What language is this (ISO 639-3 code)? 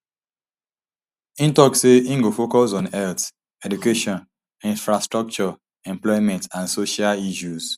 pcm